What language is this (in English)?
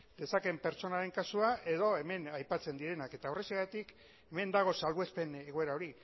Basque